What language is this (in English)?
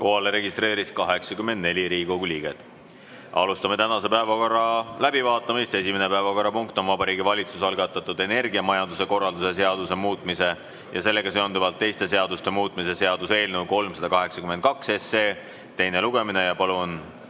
Estonian